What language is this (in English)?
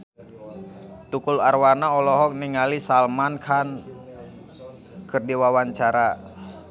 Sundanese